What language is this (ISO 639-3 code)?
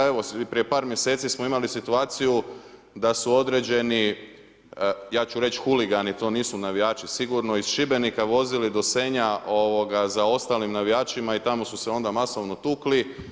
hrv